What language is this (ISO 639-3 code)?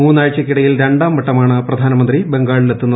mal